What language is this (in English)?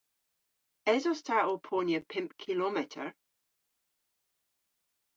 Cornish